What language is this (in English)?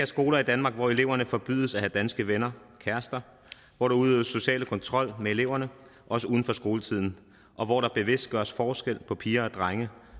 Danish